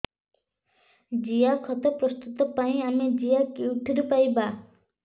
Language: Odia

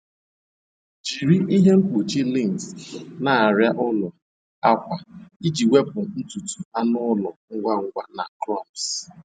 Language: Igbo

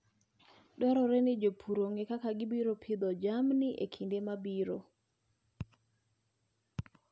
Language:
Luo (Kenya and Tanzania)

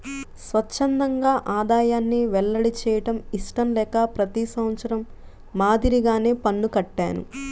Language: Telugu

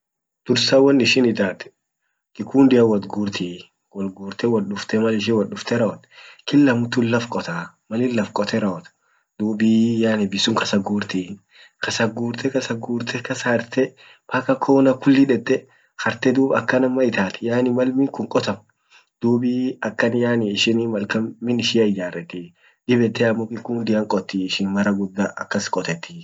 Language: Orma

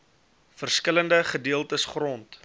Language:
Afrikaans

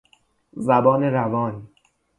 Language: Persian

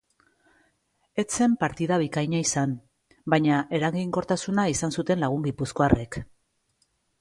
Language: Basque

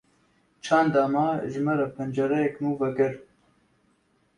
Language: Kurdish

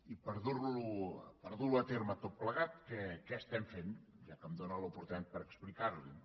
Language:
Catalan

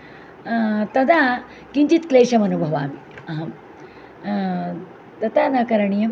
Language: Sanskrit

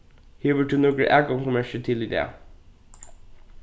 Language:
Faroese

